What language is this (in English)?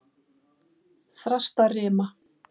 Icelandic